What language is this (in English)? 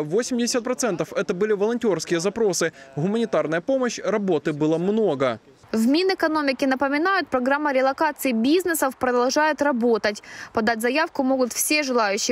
Russian